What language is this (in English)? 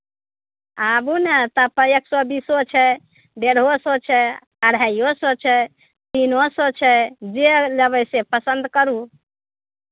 Maithili